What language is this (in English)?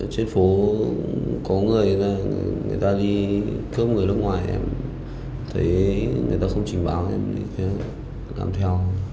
Vietnamese